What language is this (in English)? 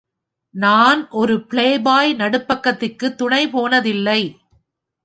Tamil